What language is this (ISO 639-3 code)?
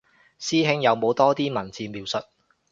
yue